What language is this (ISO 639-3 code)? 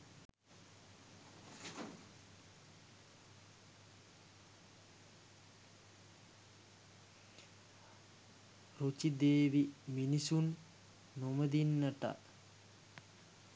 sin